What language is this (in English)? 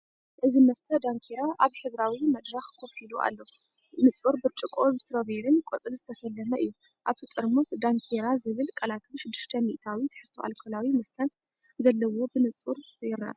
Tigrinya